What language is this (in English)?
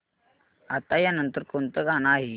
Marathi